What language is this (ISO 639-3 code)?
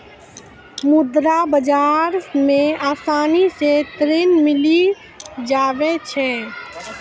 mai